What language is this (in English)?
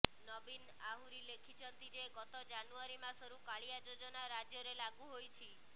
Odia